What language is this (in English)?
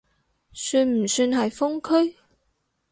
Cantonese